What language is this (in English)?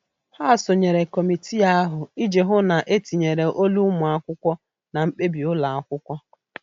Igbo